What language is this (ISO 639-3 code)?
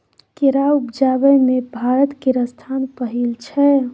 mai